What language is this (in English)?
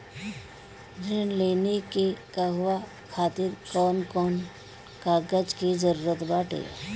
Bhojpuri